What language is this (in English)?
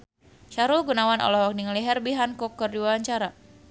Sundanese